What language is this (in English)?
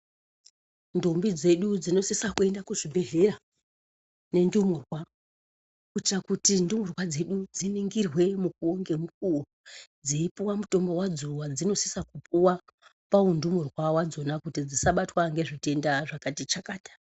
Ndau